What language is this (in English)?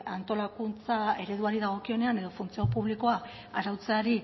Basque